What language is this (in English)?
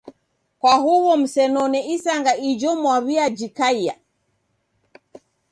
Taita